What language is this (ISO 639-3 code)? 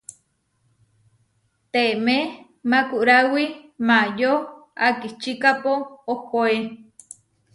var